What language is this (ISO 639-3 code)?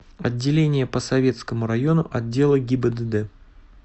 rus